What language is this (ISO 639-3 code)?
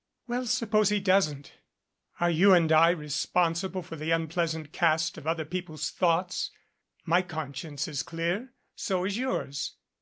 eng